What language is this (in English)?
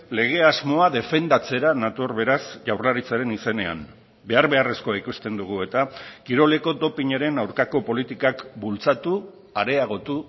Basque